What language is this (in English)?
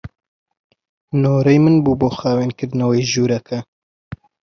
Central Kurdish